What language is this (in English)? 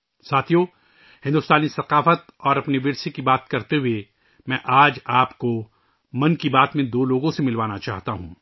Urdu